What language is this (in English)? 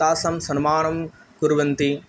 Sanskrit